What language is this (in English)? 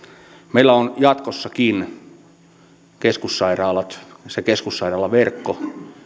Finnish